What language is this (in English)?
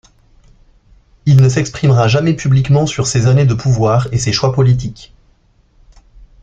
French